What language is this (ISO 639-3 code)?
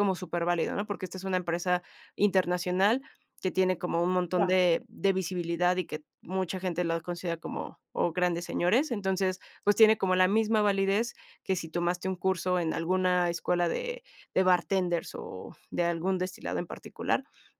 spa